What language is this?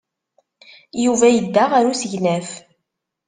Kabyle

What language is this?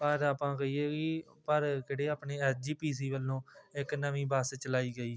Punjabi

